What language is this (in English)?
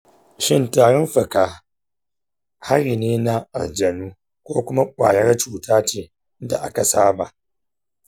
Hausa